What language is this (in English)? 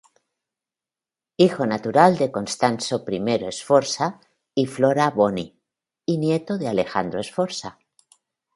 Spanish